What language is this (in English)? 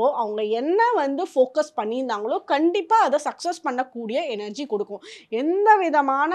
Tamil